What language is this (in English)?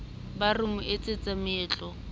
Southern Sotho